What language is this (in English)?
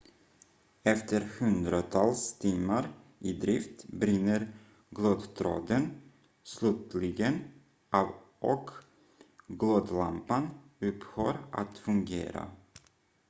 Swedish